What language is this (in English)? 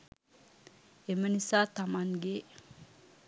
Sinhala